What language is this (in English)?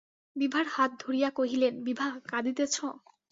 Bangla